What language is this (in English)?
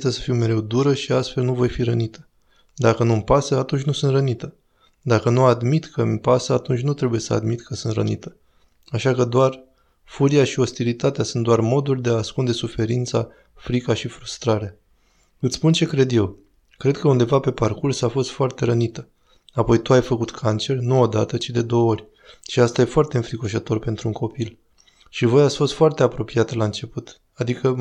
Romanian